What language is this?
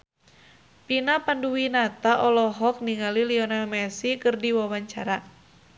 Sundanese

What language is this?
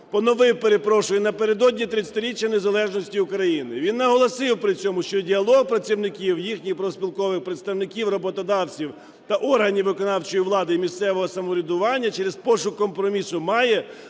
Ukrainian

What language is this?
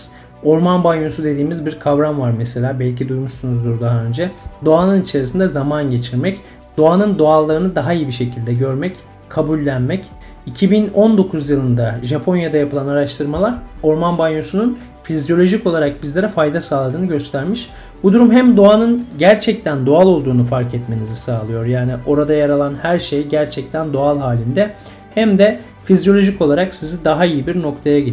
Turkish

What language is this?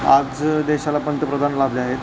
Marathi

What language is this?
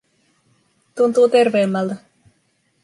Finnish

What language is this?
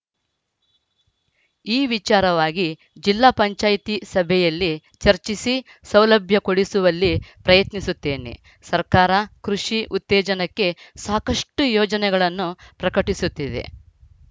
Kannada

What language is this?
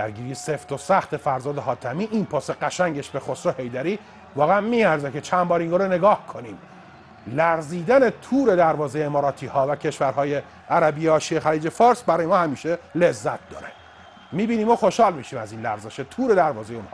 Persian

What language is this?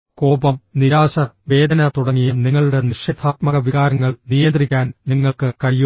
Malayalam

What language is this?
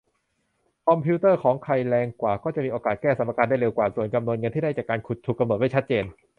Thai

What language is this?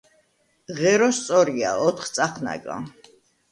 Georgian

